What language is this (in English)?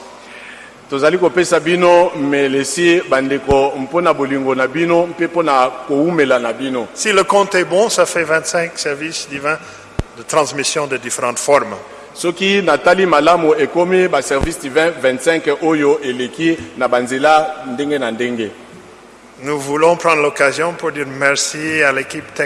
French